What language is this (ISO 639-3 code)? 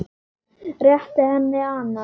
isl